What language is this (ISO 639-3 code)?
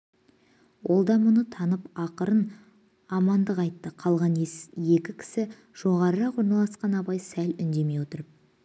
kaz